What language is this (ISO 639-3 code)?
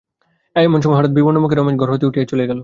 ben